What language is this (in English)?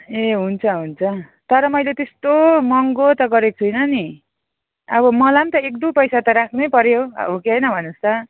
Nepali